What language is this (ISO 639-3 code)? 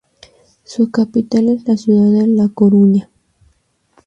spa